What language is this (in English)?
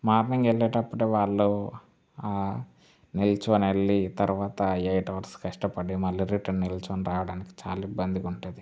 Telugu